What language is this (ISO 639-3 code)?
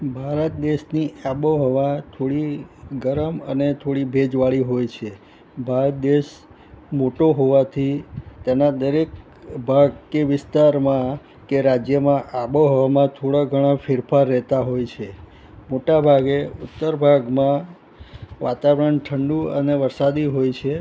guj